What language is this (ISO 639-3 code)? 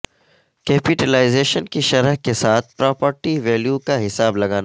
urd